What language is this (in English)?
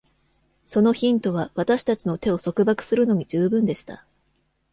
Japanese